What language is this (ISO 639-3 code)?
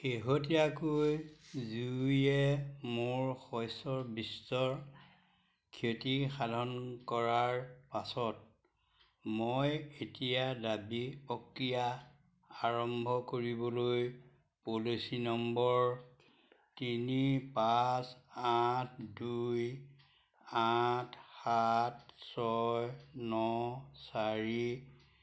asm